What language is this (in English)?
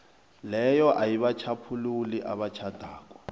South Ndebele